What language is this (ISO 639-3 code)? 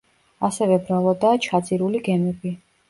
kat